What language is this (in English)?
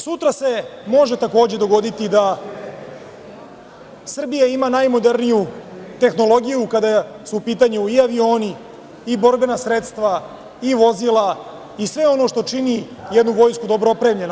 Serbian